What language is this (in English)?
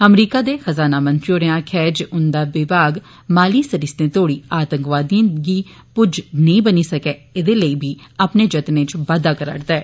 Dogri